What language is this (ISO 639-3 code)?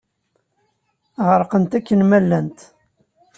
kab